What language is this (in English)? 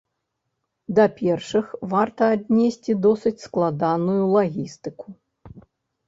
Belarusian